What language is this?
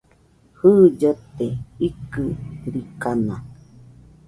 Nüpode Huitoto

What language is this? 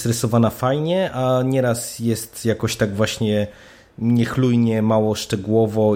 Polish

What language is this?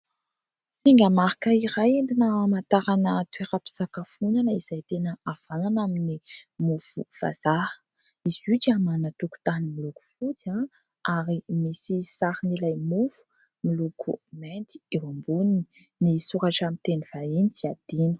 Malagasy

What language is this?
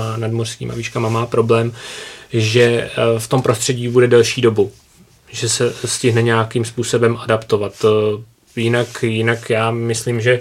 Czech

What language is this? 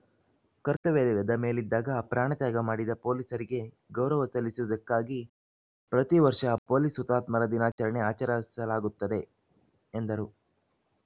Kannada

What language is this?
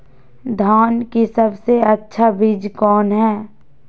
Magahi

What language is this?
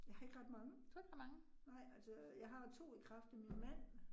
Danish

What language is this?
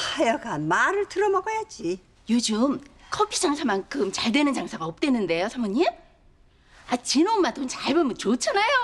Korean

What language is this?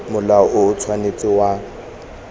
Tswana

